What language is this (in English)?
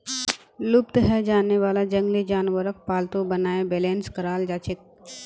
Magahi